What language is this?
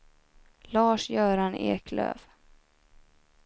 Swedish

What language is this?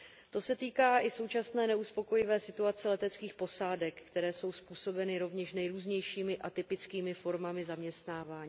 Czech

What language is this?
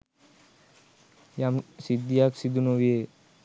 Sinhala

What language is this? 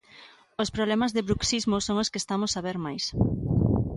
Galician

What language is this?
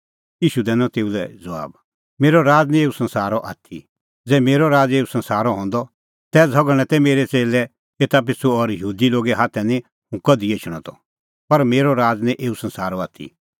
Kullu Pahari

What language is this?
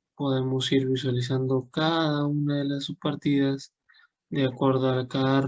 Spanish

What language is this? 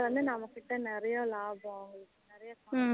Tamil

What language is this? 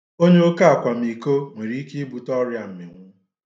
Igbo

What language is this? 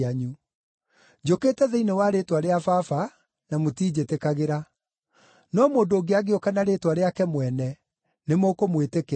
Kikuyu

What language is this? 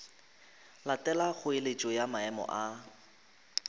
Northern Sotho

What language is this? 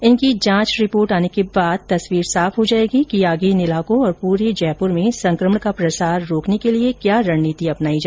Hindi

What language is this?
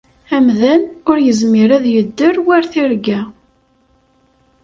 Kabyle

